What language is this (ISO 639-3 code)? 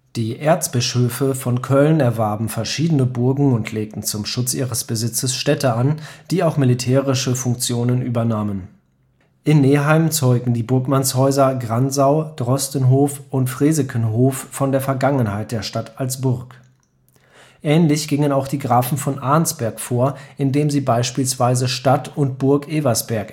deu